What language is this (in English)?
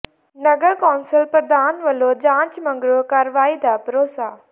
Punjabi